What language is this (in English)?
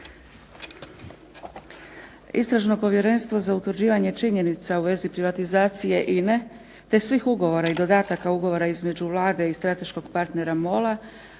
Croatian